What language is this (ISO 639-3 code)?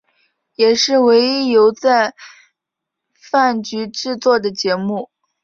zho